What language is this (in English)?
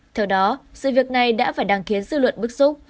Vietnamese